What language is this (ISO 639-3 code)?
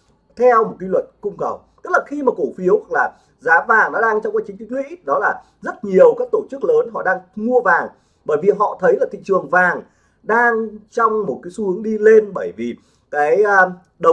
vie